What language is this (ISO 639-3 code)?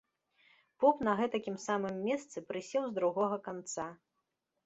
bel